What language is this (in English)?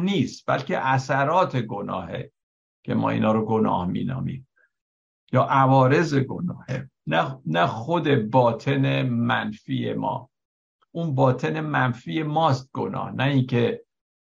Persian